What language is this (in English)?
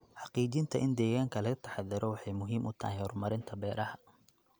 Somali